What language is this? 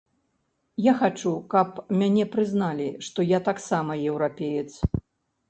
Belarusian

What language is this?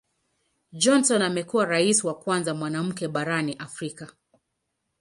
Swahili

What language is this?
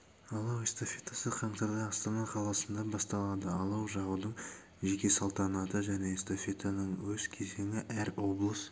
Kazakh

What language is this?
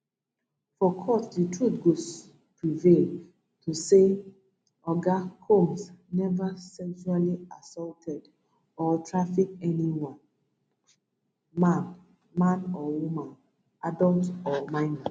Nigerian Pidgin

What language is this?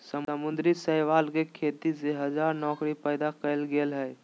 Magahi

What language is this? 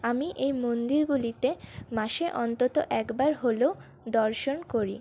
Bangla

